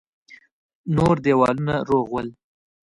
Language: Pashto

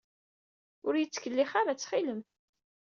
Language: Kabyle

